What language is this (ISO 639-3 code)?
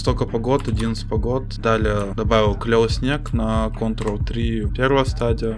rus